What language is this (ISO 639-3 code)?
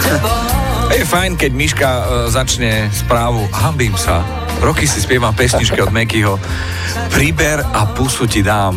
slk